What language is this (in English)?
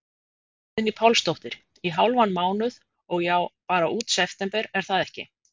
Icelandic